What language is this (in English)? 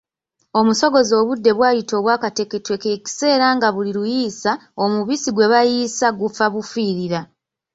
Ganda